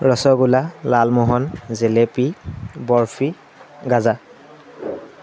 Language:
Assamese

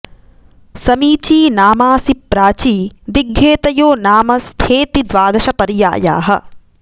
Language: Sanskrit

